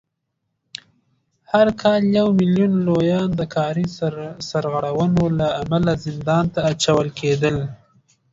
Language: Pashto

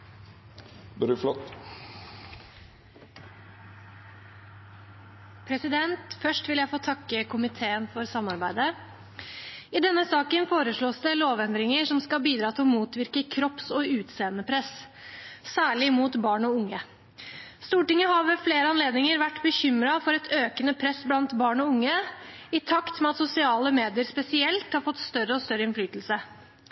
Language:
Norwegian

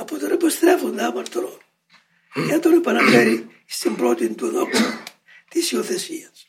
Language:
Greek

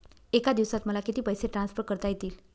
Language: Marathi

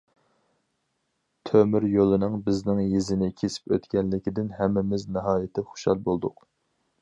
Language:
Uyghur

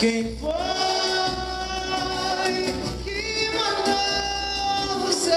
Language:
Bulgarian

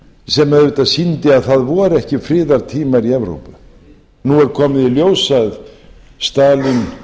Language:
Icelandic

